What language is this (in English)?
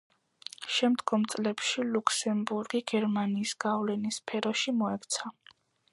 Georgian